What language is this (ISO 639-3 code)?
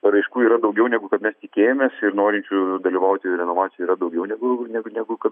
lit